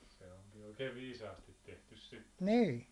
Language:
Finnish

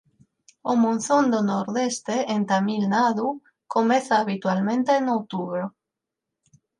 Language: Galician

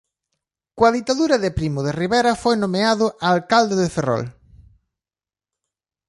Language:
Galician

